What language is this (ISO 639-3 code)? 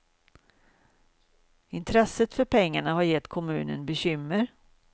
swe